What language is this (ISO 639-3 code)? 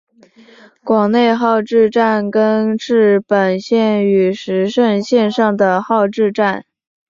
zho